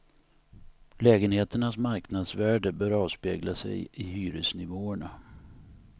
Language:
Swedish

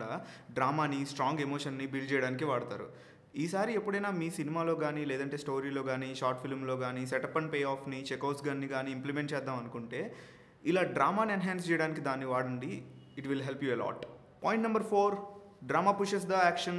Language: Telugu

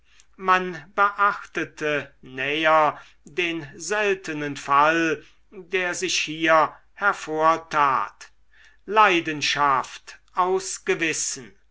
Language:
German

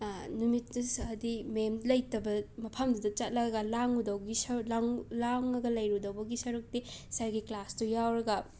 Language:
Manipuri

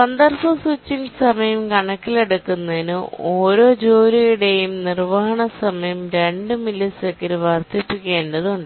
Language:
Malayalam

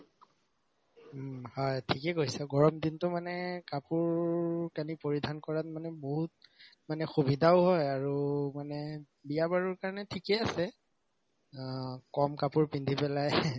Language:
Assamese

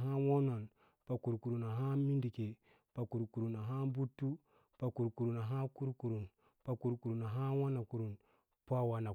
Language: Lala-Roba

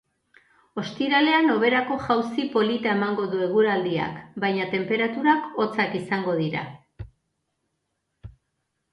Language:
Basque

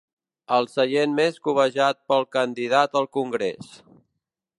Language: Catalan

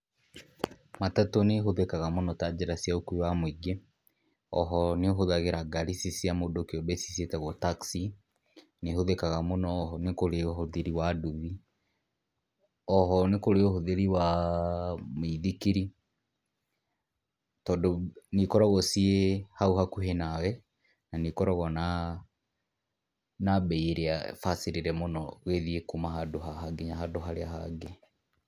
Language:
Kikuyu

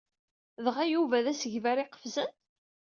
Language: Kabyle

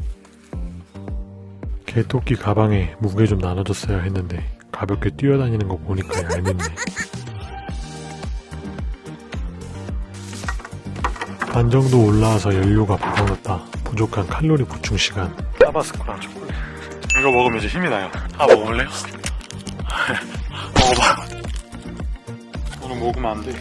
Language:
Korean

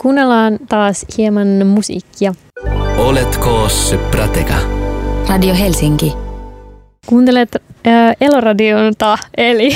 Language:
Finnish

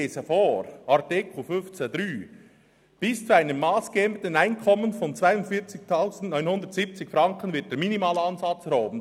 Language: Swiss German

